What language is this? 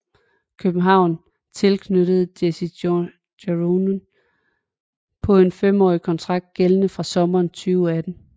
Danish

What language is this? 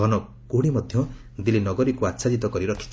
Odia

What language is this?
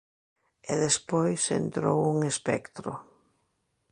Galician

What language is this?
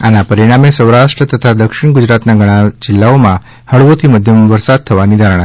Gujarati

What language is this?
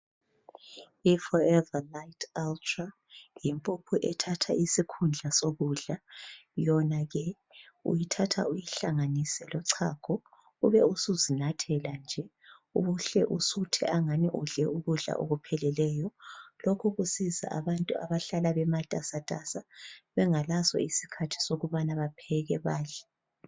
North Ndebele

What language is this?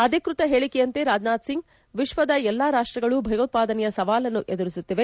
Kannada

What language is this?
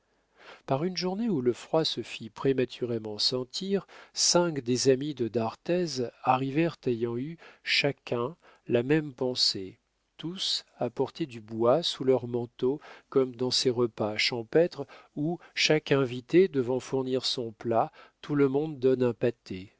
French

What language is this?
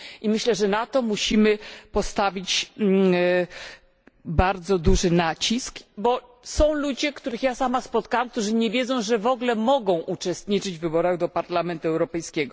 Polish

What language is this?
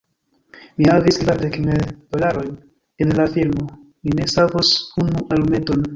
Esperanto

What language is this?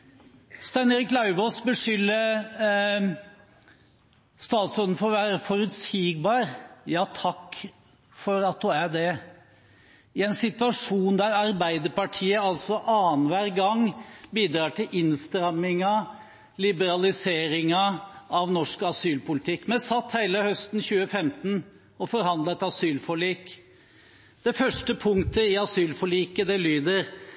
Norwegian Bokmål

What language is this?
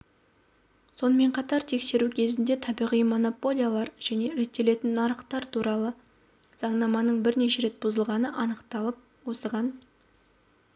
Kazakh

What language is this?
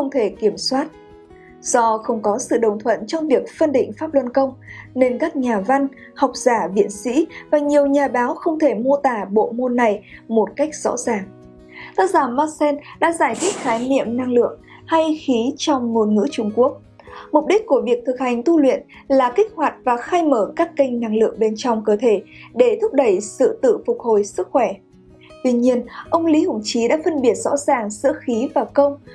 Vietnamese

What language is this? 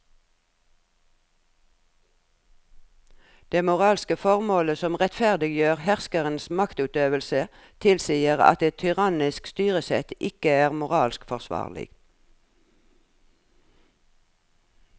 Norwegian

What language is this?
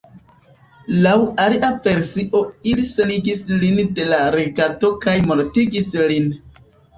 Esperanto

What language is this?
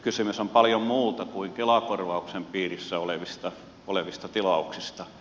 Finnish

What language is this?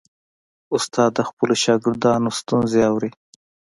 Pashto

